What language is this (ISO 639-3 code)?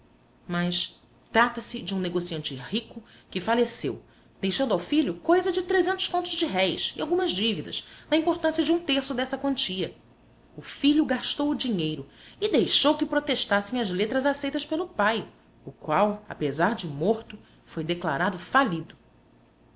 por